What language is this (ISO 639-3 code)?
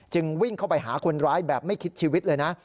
tha